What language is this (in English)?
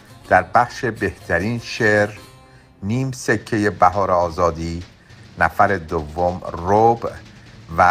Persian